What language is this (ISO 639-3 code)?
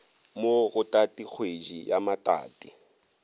nso